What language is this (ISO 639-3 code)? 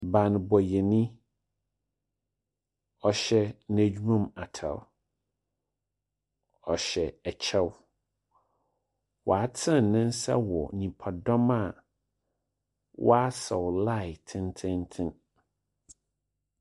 aka